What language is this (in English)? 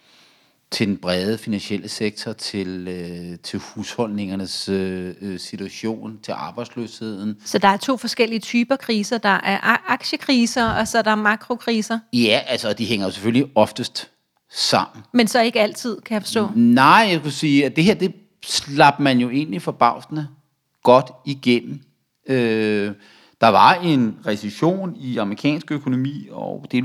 Danish